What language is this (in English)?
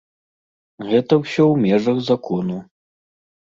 Belarusian